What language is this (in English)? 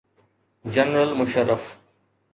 Sindhi